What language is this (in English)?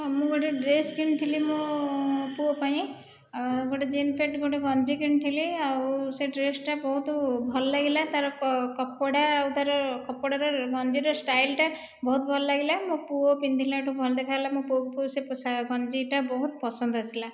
Odia